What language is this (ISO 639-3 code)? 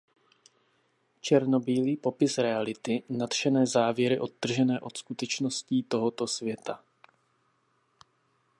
ces